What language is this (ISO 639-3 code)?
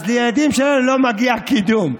heb